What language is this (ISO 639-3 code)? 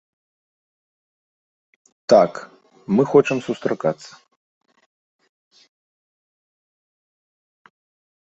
bel